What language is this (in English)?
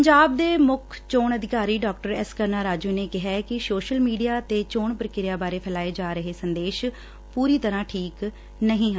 Punjabi